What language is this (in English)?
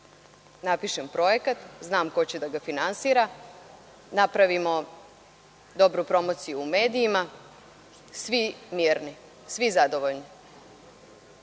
Serbian